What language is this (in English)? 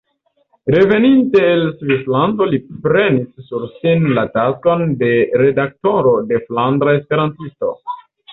Esperanto